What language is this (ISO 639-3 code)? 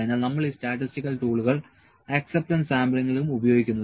mal